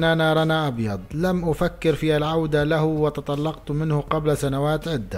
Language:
Arabic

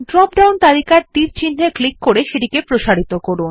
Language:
Bangla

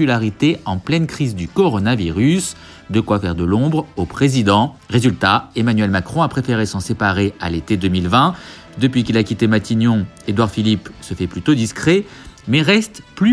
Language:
French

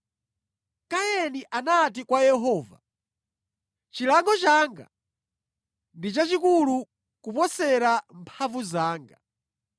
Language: Nyanja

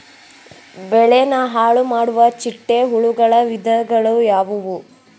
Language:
Kannada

